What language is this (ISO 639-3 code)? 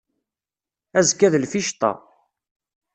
kab